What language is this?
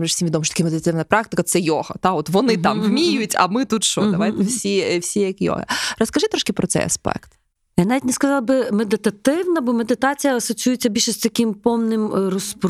Ukrainian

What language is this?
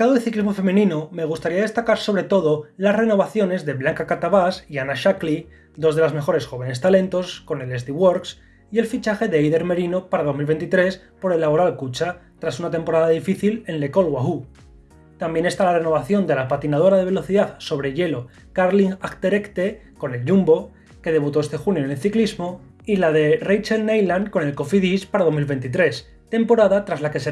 Spanish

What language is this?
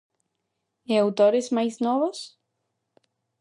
Galician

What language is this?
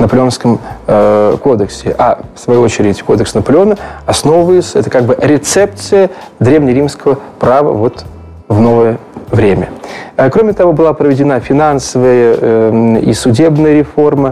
Russian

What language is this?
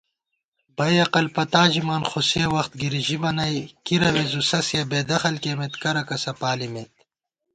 Gawar-Bati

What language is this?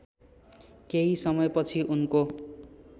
Nepali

